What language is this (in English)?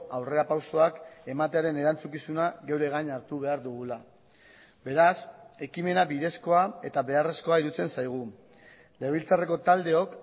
Basque